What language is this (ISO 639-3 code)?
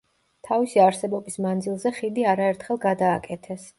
kat